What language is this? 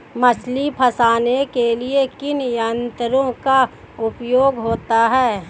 Hindi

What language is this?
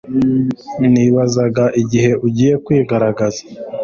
Kinyarwanda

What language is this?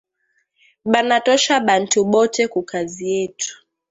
Swahili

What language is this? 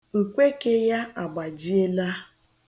Igbo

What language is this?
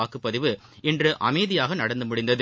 Tamil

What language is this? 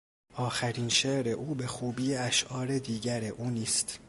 Persian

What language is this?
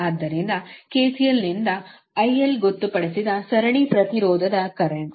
Kannada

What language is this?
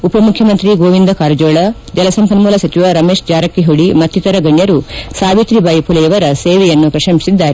Kannada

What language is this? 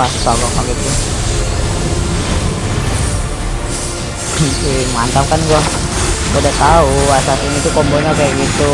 Indonesian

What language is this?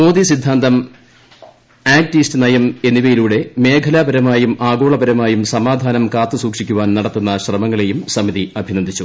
Malayalam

